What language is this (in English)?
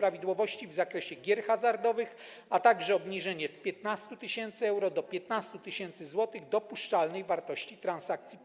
Polish